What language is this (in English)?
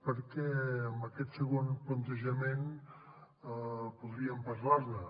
Catalan